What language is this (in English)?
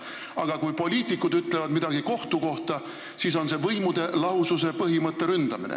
Estonian